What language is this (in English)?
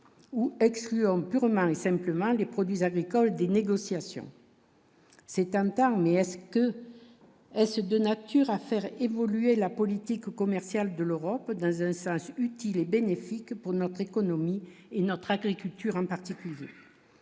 French